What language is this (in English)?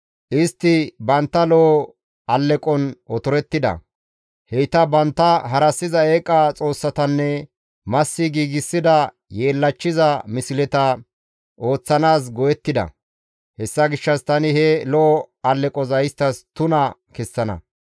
Gamo